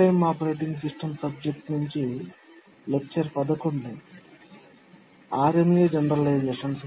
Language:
Telugu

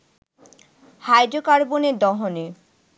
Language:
Bangla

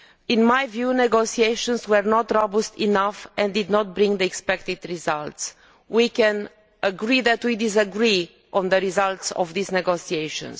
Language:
English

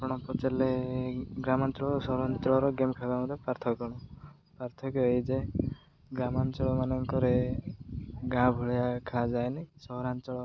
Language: Odia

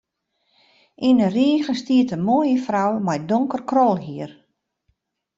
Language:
Western Frisian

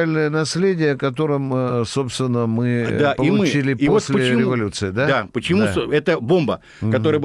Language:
Russian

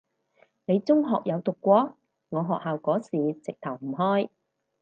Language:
Cantonese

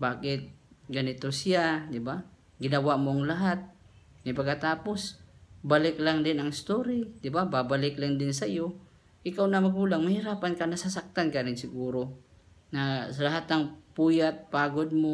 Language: Filipino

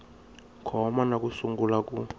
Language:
Tsonga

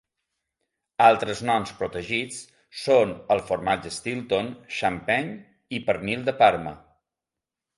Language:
Catalan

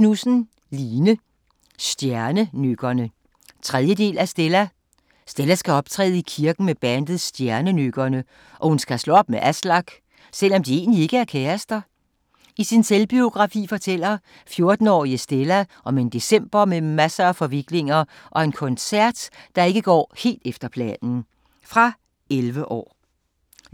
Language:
Danish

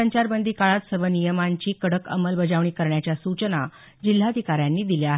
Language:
Marathi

